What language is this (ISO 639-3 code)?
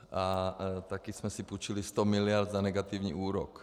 ces